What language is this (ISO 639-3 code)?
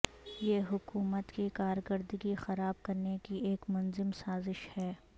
urd